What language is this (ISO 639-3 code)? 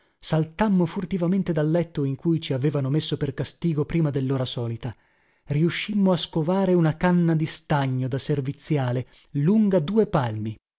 ita